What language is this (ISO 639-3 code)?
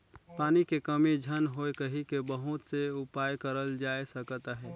hne